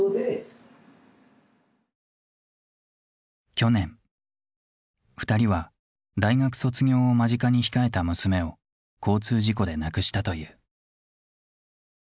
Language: Japanese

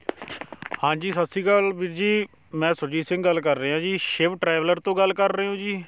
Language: Punjabi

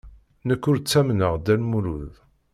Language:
Kabyle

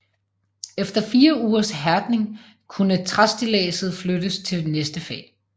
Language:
Danish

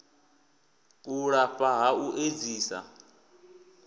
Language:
Venda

